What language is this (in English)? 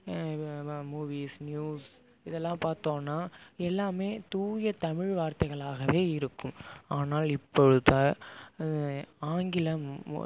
Tamil